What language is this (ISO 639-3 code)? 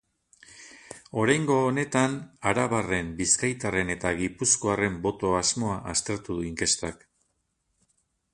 eus